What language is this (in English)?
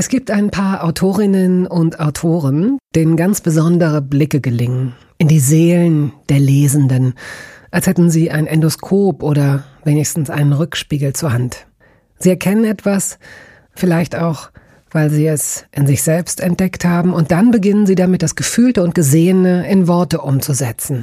German